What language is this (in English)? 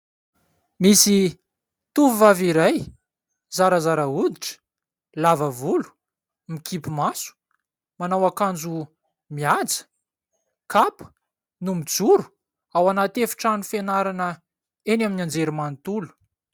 Malagasy